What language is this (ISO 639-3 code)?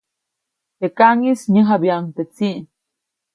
zoc